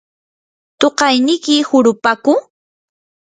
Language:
Yanahuanca Pasco Quechua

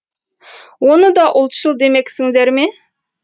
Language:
Kazakh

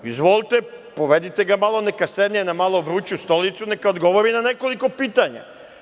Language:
Serbian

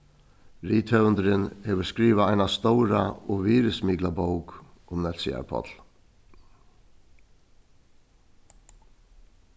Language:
Faroese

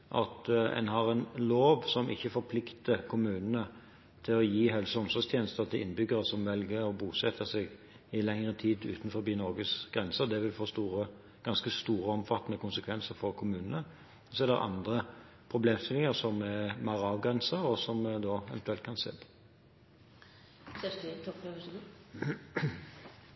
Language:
Norwegian Bokmål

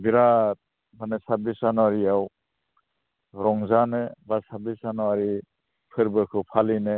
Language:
Bodo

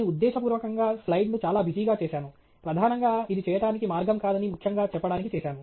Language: Telugu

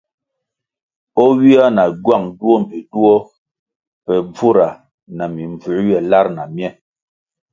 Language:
Kwasio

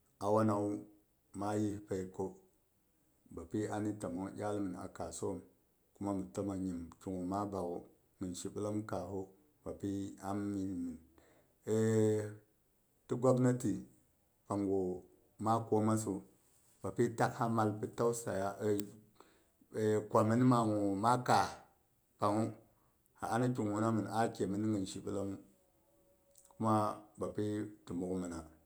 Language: Boghom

